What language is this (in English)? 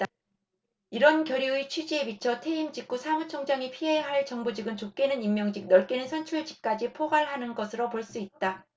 Korean